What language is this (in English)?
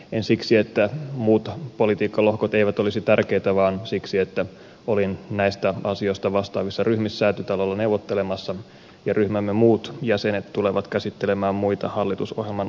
Finnish